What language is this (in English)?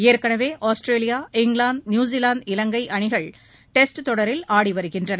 Tamil